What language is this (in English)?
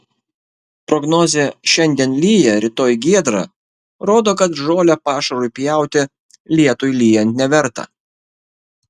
Lithuanian